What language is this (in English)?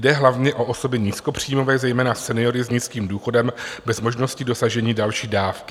Czech